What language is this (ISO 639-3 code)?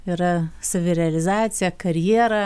lit